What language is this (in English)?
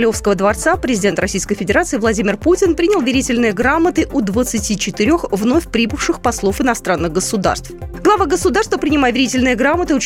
Russian